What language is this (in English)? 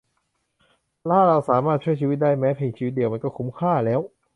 Thai